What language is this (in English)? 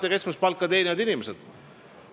Estonian